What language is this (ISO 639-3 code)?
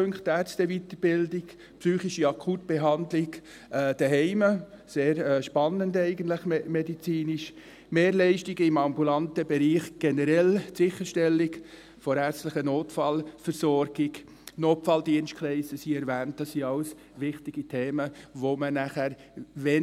gsw